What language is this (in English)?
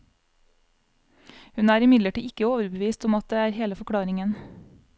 Norwegian